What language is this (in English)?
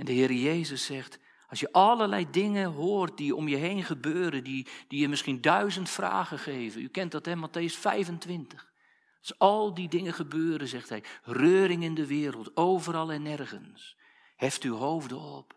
Dutch